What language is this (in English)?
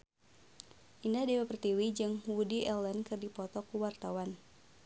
Sundanese